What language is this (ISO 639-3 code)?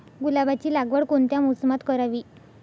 mar